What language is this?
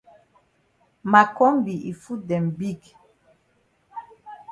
Cameroon Pidgin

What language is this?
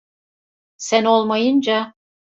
Turkish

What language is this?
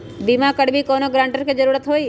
Magahi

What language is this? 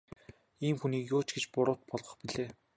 Mongolian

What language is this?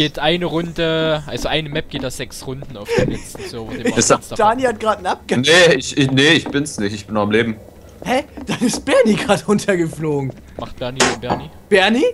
German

